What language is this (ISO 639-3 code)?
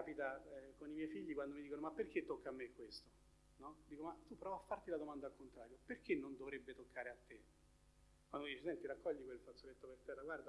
ita